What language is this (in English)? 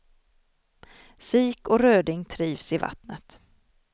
Swedish